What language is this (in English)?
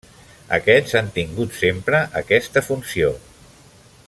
Catalan